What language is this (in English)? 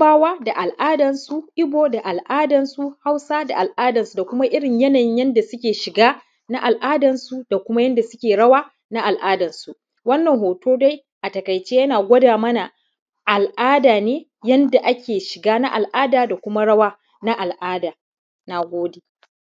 Hausa